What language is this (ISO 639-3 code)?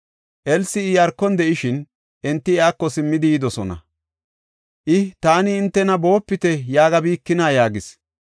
gof